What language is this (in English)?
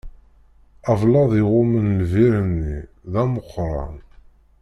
Kabyle